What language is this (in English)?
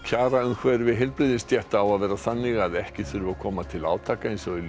Icelandic